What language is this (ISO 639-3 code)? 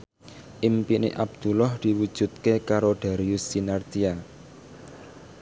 jav